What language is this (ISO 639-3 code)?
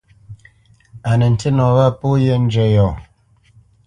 bce